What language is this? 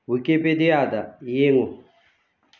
Manipuri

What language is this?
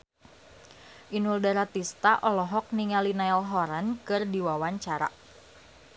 Sundanese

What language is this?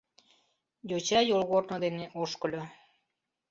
Mari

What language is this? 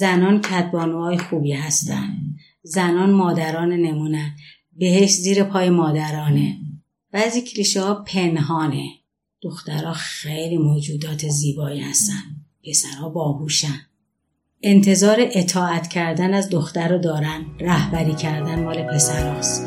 Persian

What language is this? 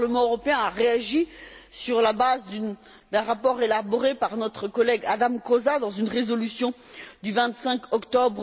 French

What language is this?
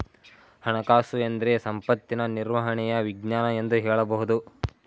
Kannada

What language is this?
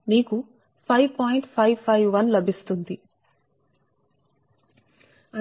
Telugu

